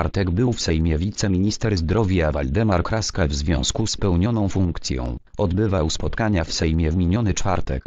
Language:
Polish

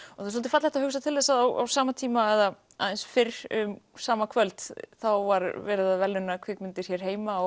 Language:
Icelandic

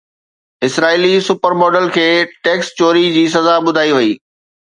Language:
Sindhi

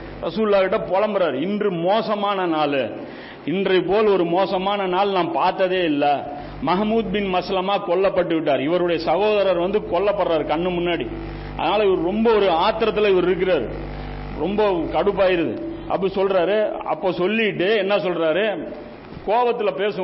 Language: Tamil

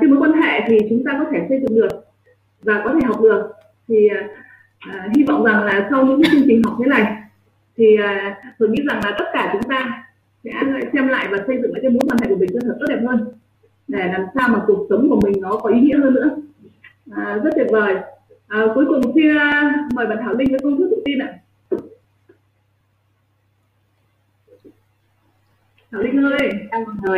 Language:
Vietnamese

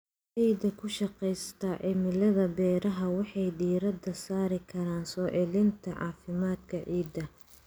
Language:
Somali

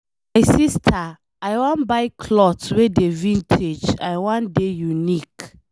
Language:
Nigerian Pidgin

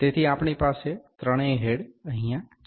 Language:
Gujarati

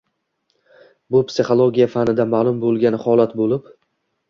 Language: Uzbek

